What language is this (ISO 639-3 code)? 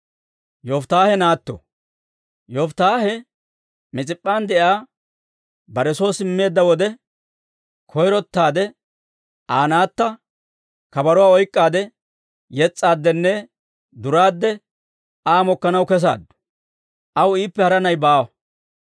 dwr